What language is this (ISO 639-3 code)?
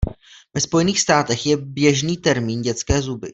ces